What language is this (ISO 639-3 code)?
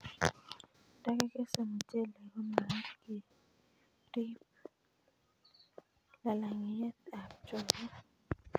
kln